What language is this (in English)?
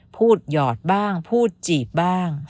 Thai